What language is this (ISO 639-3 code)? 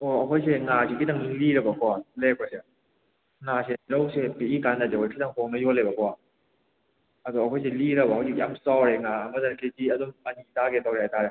mni